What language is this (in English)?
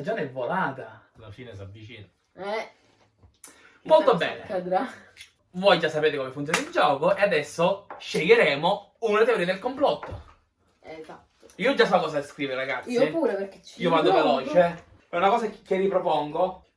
Italian